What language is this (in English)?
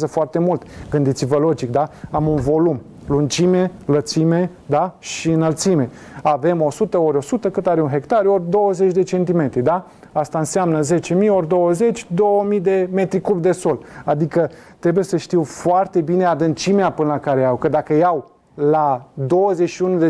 Romanian